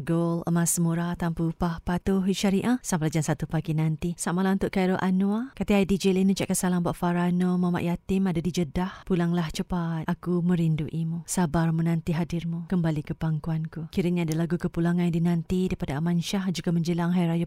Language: Malay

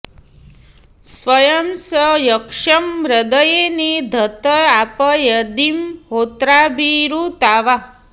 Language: Sanskrit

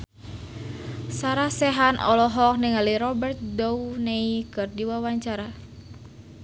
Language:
Sundanese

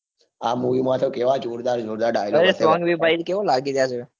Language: Gujarati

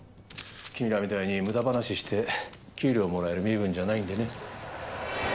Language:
Japanese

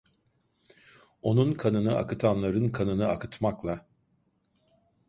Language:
Turkish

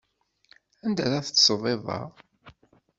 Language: Kabyle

